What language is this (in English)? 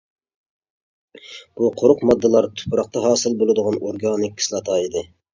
Uyghur